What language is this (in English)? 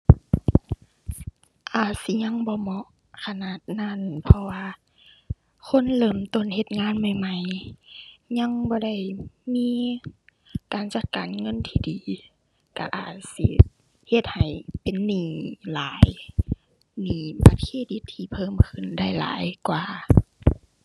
Thai